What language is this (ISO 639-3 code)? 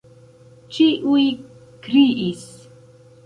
epo